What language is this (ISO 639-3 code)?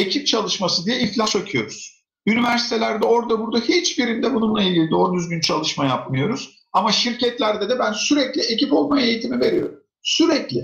tur